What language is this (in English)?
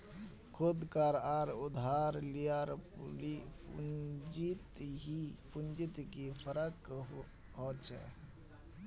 Magahi